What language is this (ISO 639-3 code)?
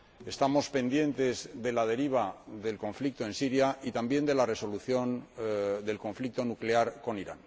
spa